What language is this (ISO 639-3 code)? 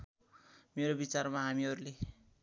nep